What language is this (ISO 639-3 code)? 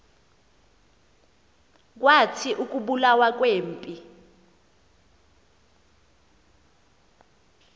xho